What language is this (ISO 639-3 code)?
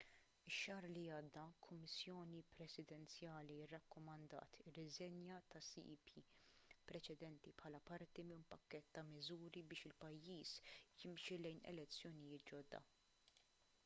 mlt